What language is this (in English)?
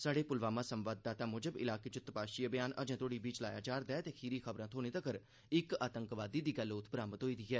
Dogri